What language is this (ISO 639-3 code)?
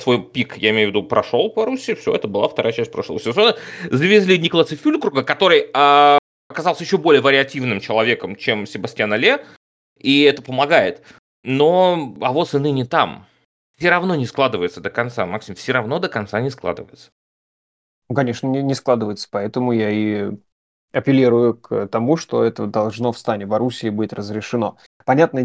rus